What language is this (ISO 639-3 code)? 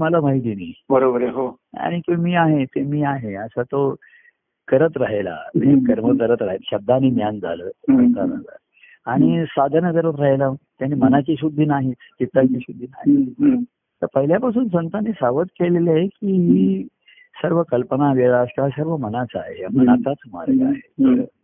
mar